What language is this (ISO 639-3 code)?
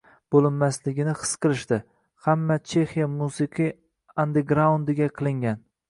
uzb